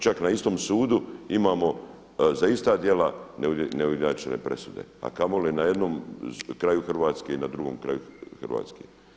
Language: Croatian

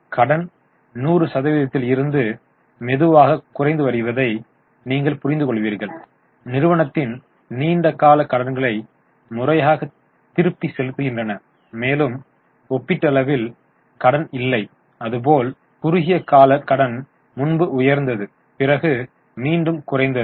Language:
Tamil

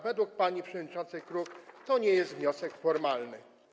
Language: Polish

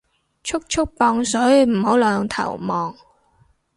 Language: Cantonese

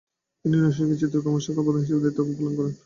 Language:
Bangla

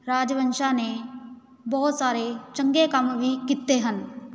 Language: Punjabi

